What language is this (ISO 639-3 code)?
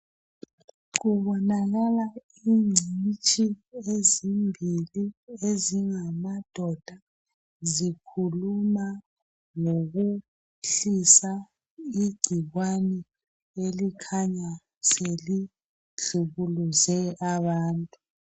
nde